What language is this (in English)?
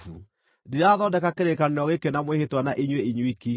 Kikuyu